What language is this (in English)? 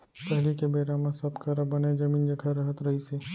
Chhattisgarhi